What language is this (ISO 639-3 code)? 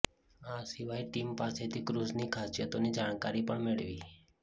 guj